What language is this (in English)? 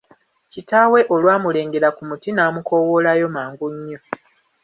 Ganda